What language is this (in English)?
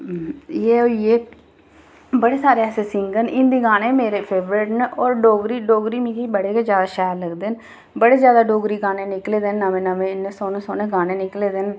Dogri